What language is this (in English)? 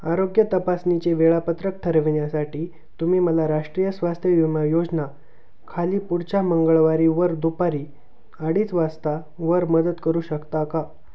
Marathi